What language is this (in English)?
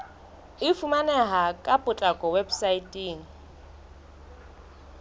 Southern Sotho